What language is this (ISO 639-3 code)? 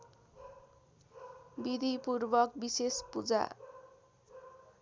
nep